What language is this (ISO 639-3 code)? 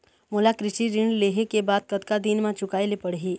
hne